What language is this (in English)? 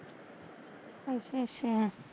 Punjabi